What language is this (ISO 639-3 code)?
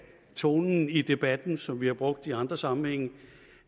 dan